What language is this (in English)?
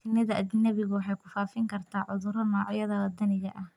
Somali